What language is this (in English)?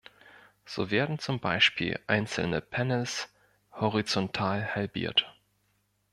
German